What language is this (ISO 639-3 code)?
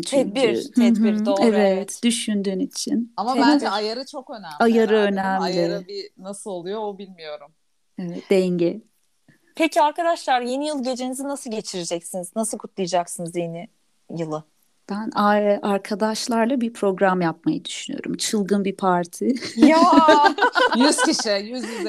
tur